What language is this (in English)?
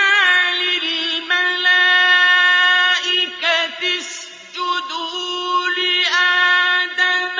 Arabic